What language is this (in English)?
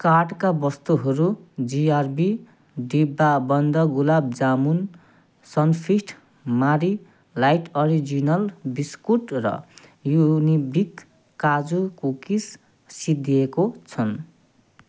Nepali